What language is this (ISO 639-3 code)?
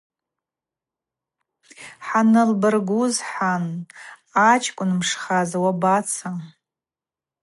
abq